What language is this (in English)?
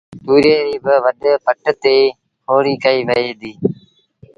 Sindhi Bhil